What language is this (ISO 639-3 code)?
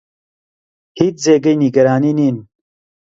ckb